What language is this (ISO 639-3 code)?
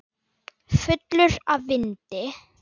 isl